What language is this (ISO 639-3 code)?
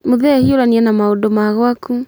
kik